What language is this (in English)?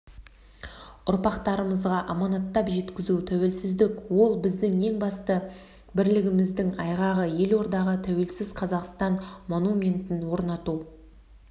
Kazakh